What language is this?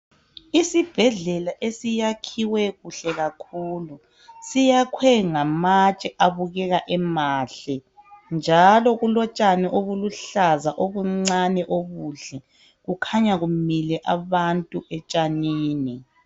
North Ndebele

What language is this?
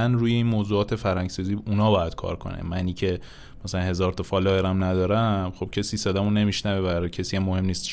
Persian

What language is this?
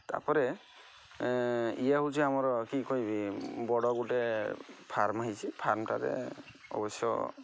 Odia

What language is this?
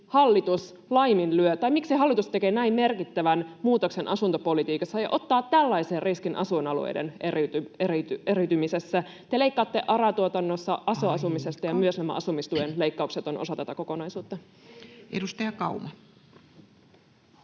Finnish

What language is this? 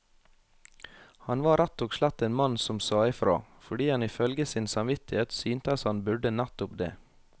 Norwegian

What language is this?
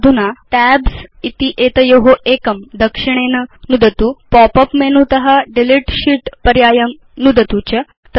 Sanskrit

